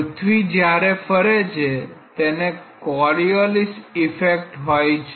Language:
Gujarati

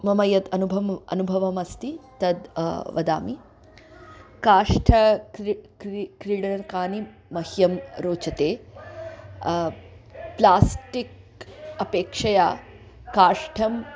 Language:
Sanskrit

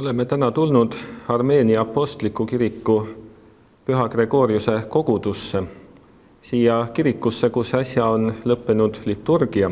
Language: Romanian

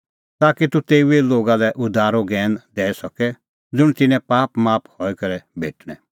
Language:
Kullu Pahari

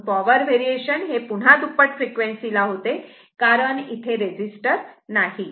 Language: Marathi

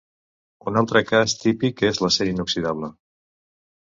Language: Catalan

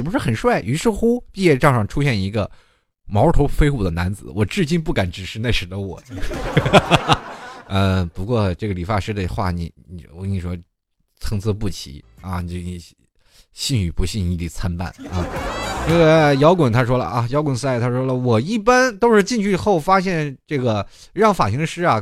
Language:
Chinese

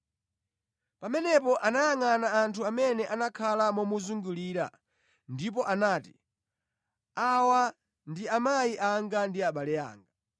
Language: Nyanja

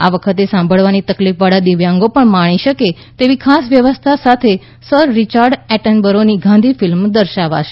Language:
Gujarati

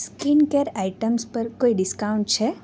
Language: Gujarati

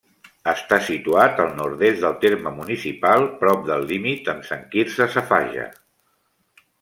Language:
Catalan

